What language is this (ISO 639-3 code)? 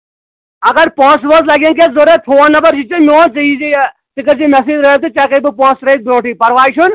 kas